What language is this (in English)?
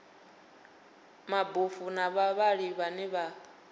Venda